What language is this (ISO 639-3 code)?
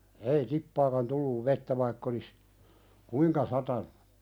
fin